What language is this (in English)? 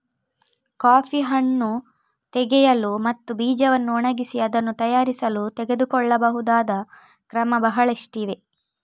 Kannada